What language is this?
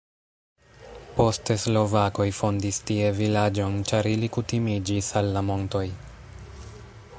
Esperanto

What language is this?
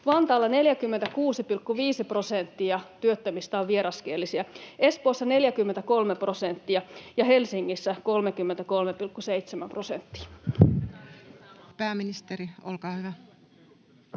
Finnish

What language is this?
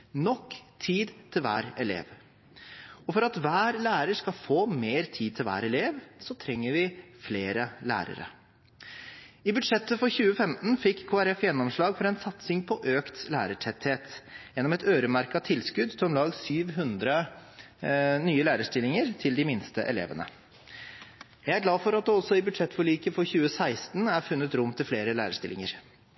Norwegian Bokmål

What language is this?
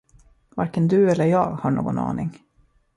Swedish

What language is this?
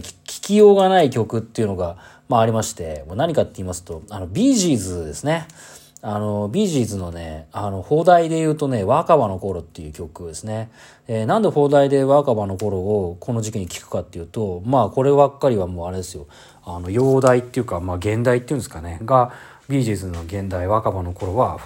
Japanese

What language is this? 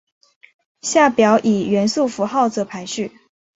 Chinese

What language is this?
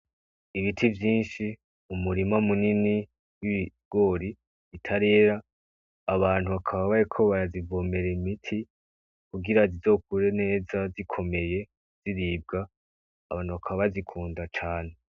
Rundi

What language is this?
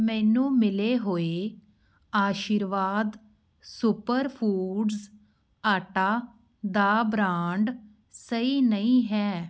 Punjabi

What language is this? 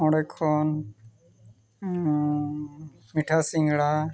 Santali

